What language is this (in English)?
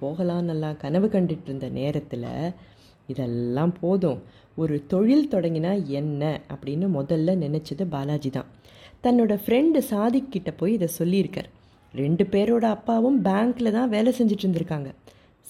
Tamil